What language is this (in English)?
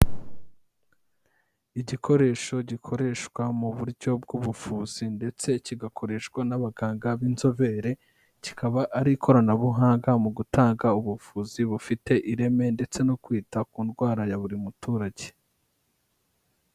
Kinyarwanda